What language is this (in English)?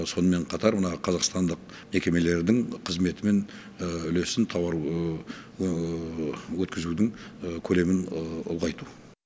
Kazakh